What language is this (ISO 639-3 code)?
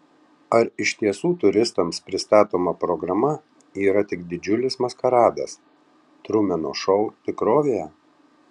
lit